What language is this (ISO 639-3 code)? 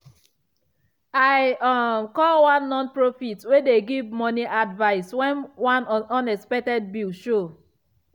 pcm